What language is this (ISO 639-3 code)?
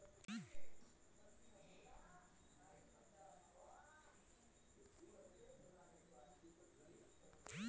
mar